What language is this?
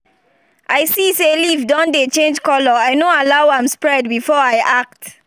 Nigerian Pidgin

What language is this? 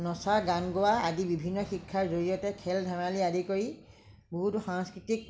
Assamese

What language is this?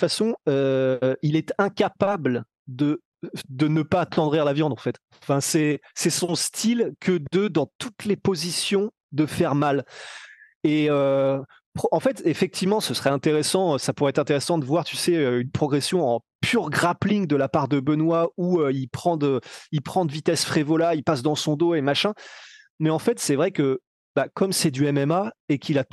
French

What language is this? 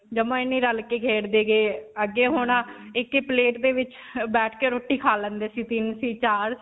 Punjabi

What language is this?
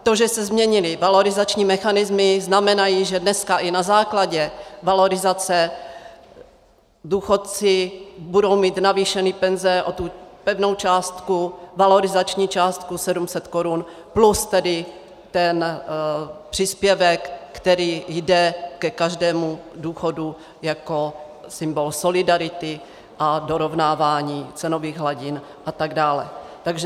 Czech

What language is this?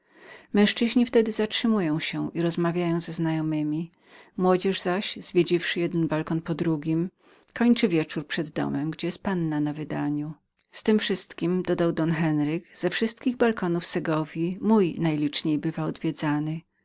Polish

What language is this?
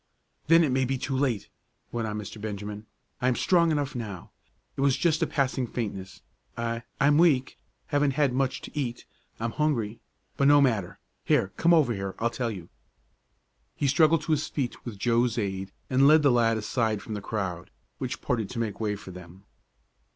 English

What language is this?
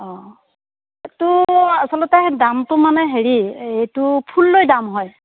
Assamese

